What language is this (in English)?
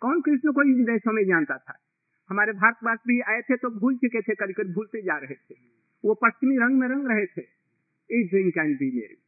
Hindi